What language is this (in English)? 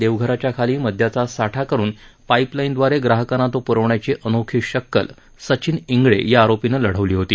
Marathi